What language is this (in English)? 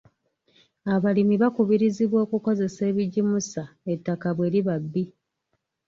Ganda